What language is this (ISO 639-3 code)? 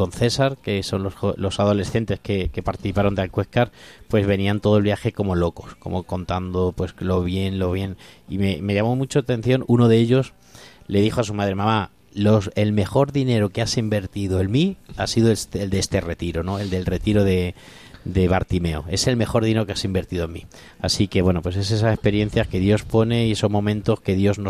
spa